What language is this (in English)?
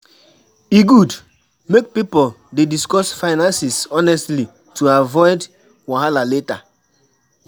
Nigerian Pidgin